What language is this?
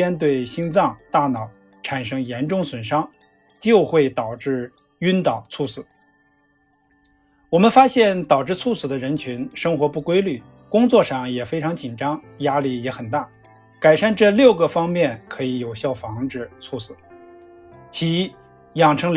Chinese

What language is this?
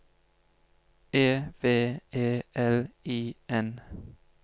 Norwegian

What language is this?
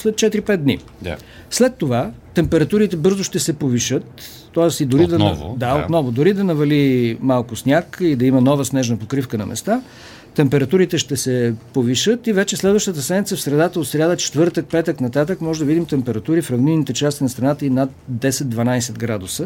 Bulgarian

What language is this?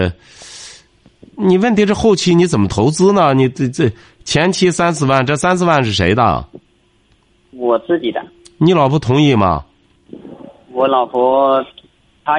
Chinese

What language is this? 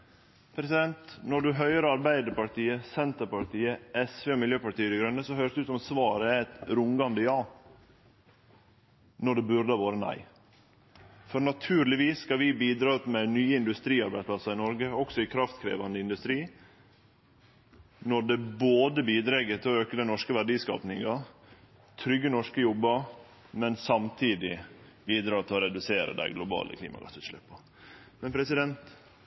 Norwegian Nynorsk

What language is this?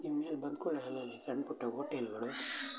Kannada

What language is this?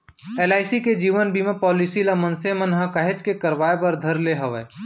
Chhattisgarhi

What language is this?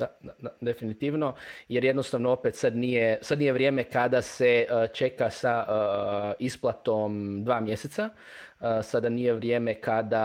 Croatian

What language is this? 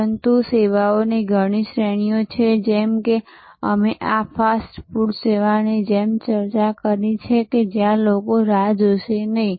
Gujarati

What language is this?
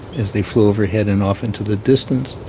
English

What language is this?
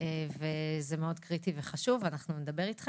Hebrew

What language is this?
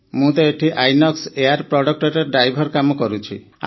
Odia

